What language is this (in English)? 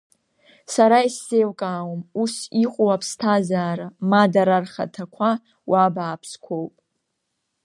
Abkhazian